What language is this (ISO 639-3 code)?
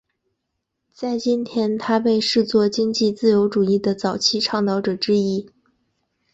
zho